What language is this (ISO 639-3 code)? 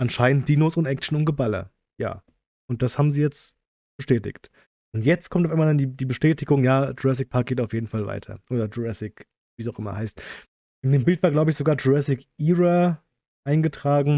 deu